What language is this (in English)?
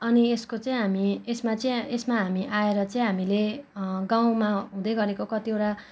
Nepali